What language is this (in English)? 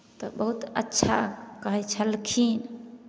Maithili